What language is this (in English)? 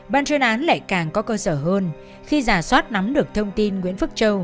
Vietnamese